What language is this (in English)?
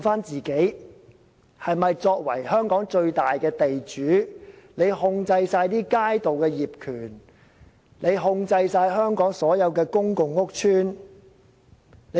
Cantonese